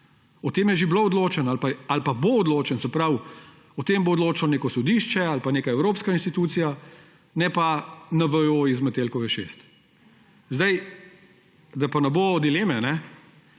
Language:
Slovenian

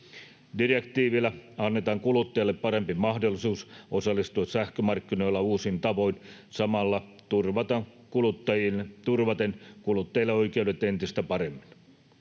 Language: Finnish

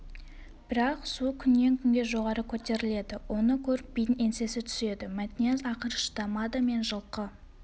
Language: Kazakh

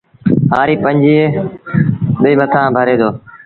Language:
Sindhi Bhil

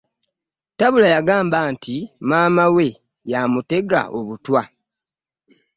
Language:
Ganda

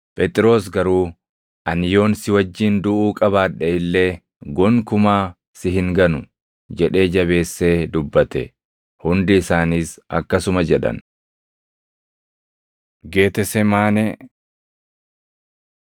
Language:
Oromo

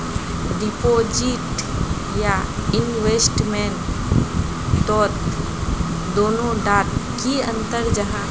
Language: Magahi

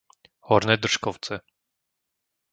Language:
Slovak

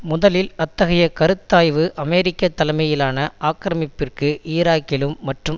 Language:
Tamil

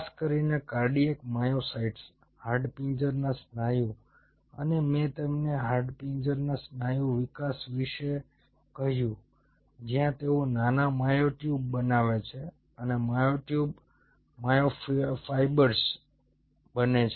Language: Gujarati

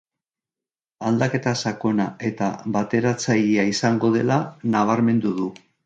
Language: Basque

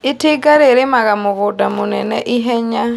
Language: Kikuyu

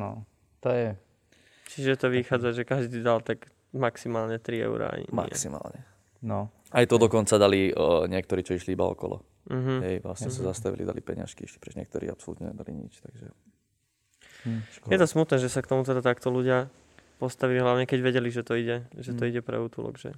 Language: Slovak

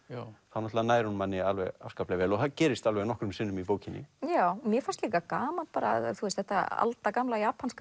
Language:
Icelandic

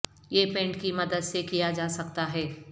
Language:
Urdu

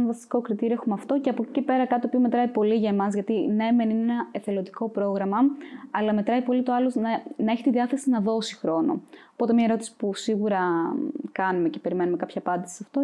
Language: Greek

